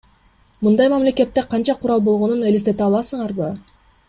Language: Kyrgyz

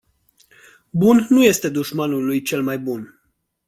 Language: Romanian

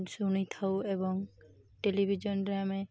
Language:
Odia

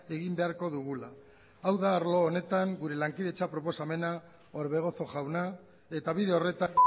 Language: Basque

